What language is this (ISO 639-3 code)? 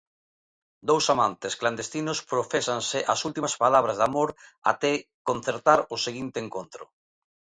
glg